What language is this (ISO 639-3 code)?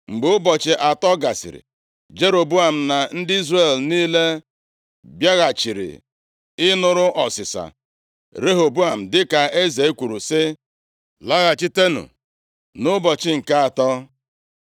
ibo